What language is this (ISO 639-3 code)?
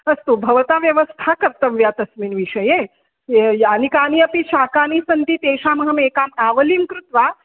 san